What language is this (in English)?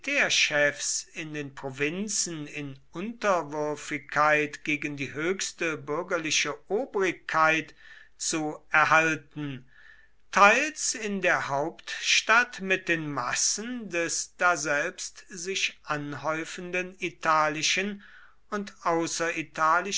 German